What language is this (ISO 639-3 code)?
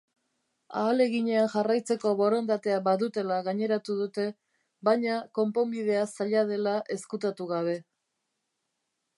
eus